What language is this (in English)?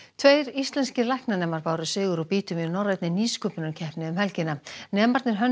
Icelandic